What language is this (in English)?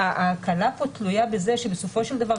Hebrew